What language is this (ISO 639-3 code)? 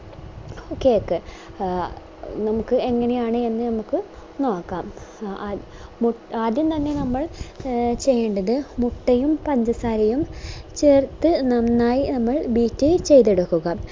mal